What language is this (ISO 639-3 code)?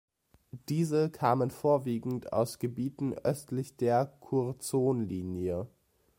deu